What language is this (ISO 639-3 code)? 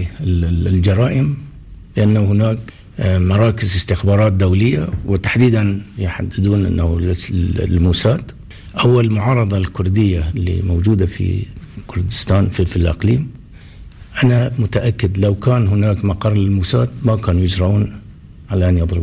ara